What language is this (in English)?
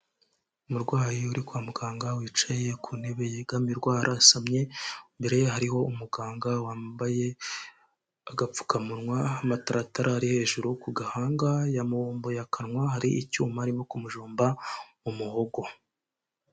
Kinyarwanda